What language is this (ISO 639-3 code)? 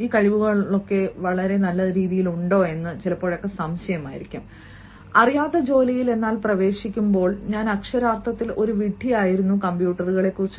mal